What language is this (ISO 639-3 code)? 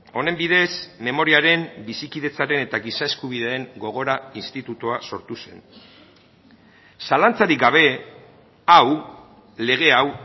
eus